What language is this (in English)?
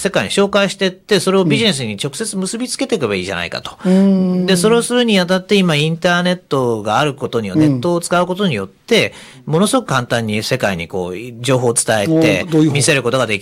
Japanese